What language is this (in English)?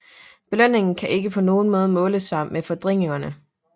Danish